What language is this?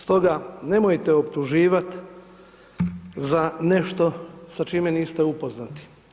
Croatian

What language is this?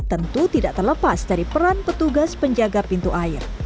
Indonesian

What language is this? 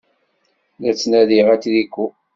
Kabyle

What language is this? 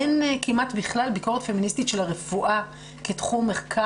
Hebrew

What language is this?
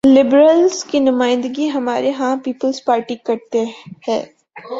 Urdu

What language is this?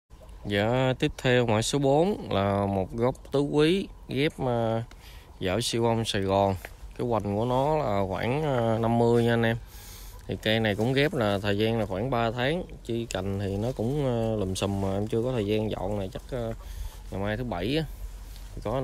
Vietnamese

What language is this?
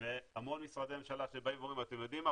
Hebrew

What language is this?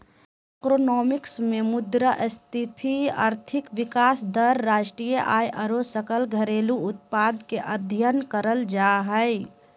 Magahi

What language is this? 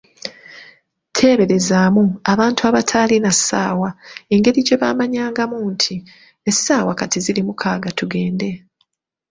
Ganda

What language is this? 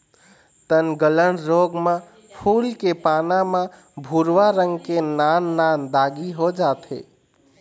Chhattisgarhi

